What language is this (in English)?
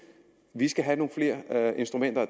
Danish